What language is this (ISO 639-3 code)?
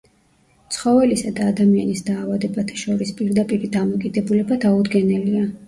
kat